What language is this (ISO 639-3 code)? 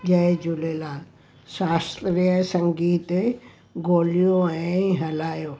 snd